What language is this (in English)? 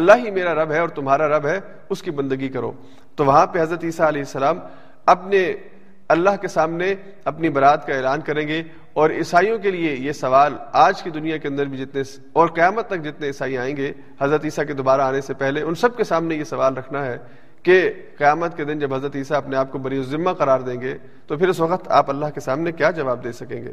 Urdu